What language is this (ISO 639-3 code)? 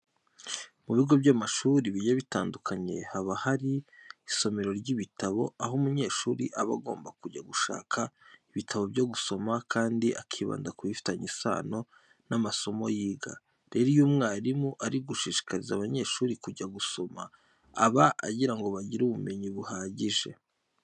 kin